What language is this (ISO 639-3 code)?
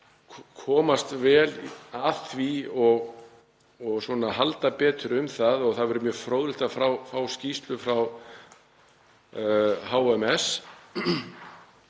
isl